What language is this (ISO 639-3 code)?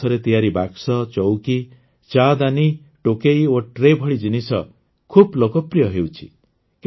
ori